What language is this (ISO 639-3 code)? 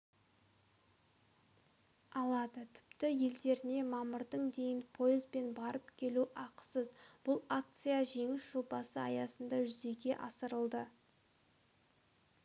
kaz